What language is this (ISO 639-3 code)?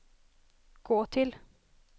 swe